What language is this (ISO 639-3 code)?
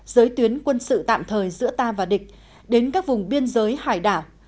vie